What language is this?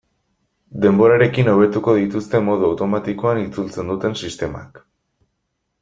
Basque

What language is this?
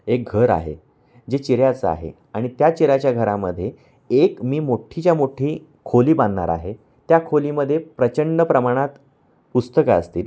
Marathi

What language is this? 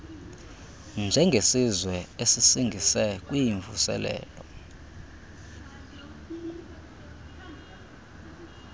Xhosa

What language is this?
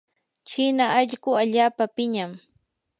Yanahuanca Pasco Quechua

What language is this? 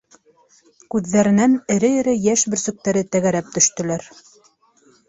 Bashkir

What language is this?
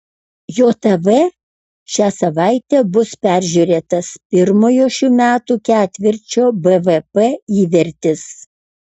Lithuanian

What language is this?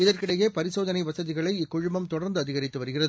Tamil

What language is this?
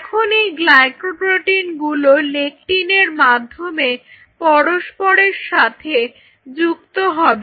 Bangla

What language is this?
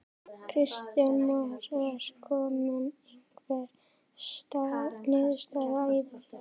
Icelandic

